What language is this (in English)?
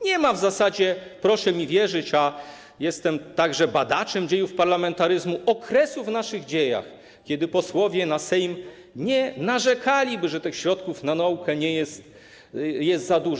Polish